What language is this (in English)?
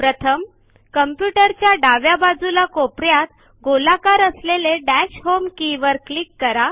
Marathi